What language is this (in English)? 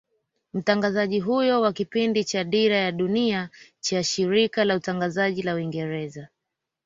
Swahili